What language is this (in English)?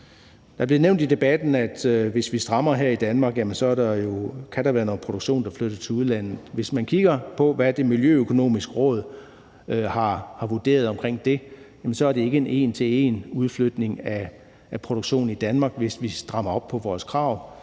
Danish